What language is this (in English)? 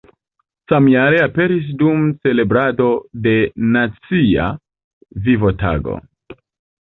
Esperanto